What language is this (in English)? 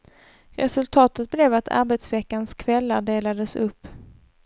Swedish